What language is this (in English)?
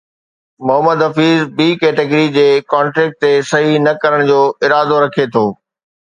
Sindhi